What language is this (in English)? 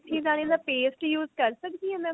Punjabi